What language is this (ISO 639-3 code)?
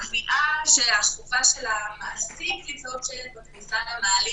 heb